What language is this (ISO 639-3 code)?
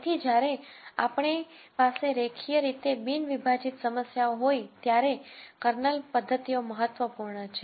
guj